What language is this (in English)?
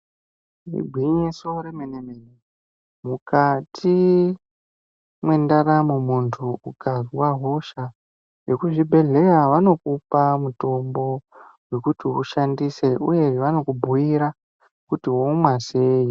Ndau